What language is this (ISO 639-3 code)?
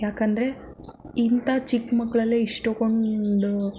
kan